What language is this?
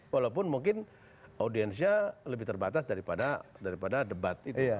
Indonesian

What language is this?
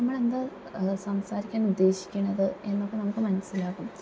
Malayalam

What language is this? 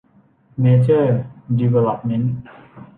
Thai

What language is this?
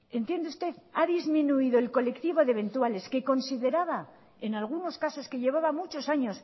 Spanish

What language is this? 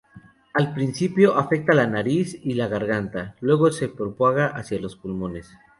Spanish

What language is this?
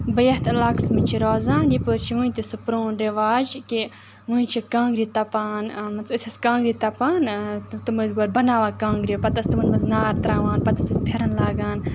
Kashmiri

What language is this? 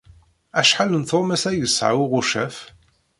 Kabyle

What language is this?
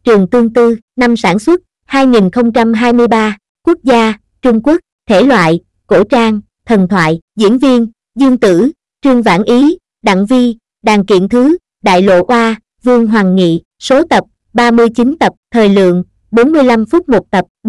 Vietnamese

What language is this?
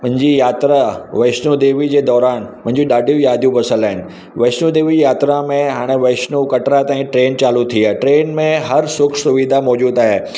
Sindhi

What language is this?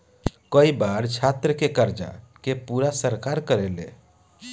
Bhojpuri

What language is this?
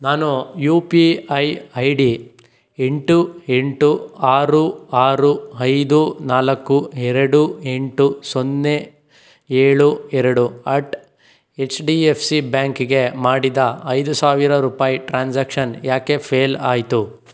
Kannada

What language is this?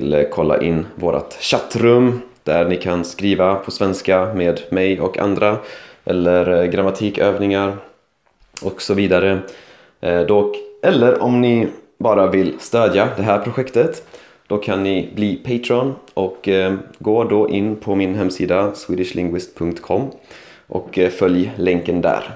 Swedish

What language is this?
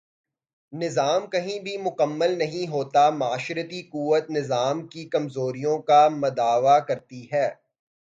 Urdu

